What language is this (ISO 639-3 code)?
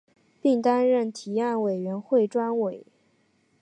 zho